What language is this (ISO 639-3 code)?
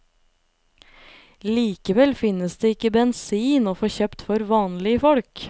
nor